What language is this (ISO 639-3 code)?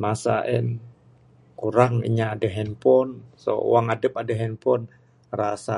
sdo